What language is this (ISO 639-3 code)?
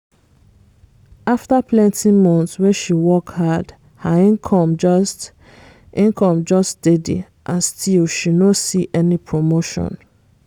pcm